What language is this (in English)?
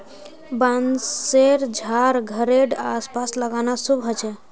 Magahi